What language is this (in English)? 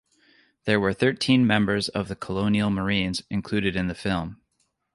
English